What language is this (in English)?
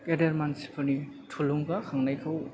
Bodo